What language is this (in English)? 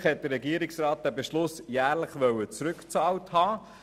Swiss German